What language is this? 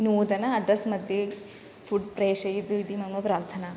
Sanskrit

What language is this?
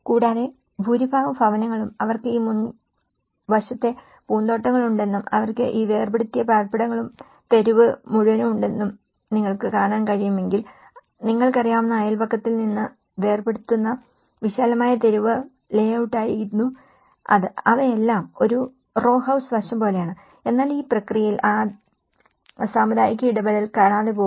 Malayalam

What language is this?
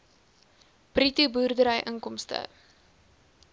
Afrikaans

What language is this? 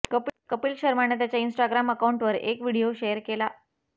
Marathi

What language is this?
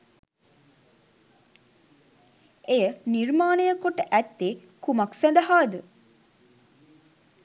Sinhala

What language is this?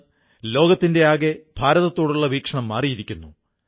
Malayalam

